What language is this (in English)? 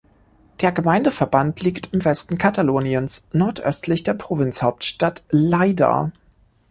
German